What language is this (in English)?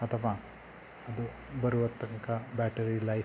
Kannada